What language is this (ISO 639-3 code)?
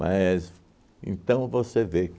por